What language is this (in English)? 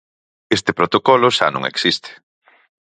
Galician